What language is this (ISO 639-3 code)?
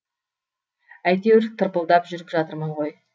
kaz